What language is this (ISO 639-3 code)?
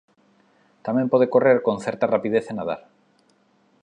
glg